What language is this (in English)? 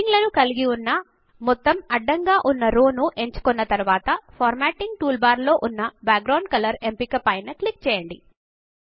Telugu